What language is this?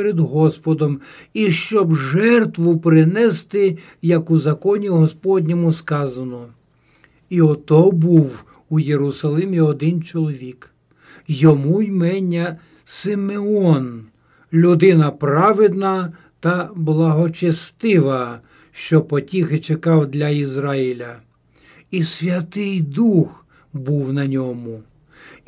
Ukrainian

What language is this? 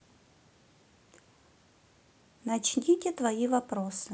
Russian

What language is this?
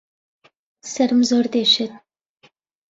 Central Kurdish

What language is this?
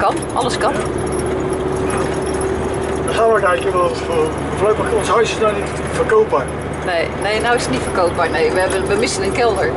Dutch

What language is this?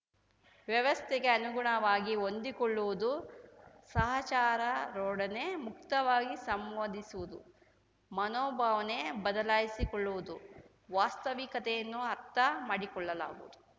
Kannada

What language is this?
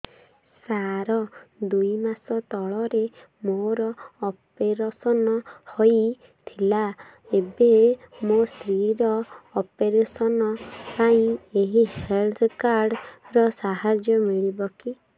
Odia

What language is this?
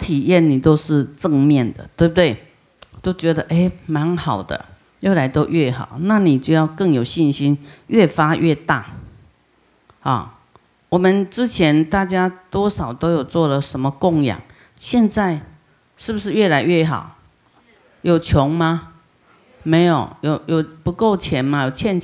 Chinese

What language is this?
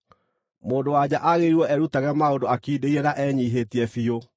Kikuyu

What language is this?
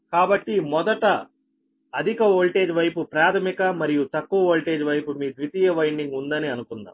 Telugu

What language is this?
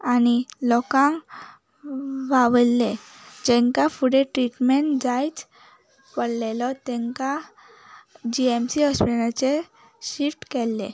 Konkani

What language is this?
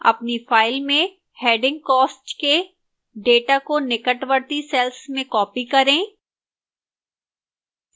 Hindi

